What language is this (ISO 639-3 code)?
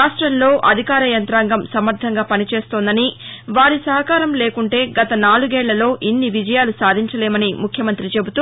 tel